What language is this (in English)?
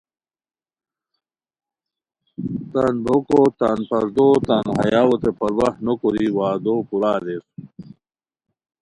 Khowar